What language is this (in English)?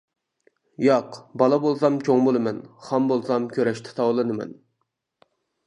Uyghur